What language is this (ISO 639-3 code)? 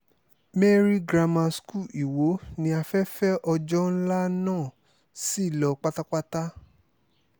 yor